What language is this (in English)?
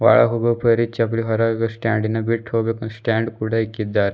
Kannada